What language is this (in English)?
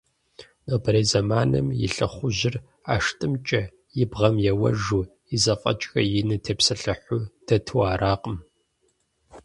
Kabardian